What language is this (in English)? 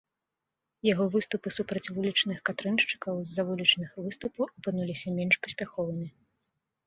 Belarusian